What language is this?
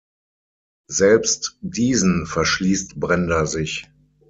German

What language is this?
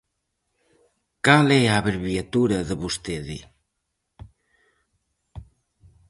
Galician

